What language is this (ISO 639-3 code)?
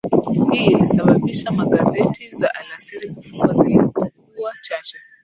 swa